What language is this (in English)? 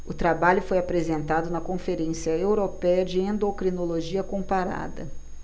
Portuguese